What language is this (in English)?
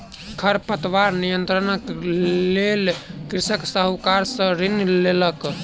Maithili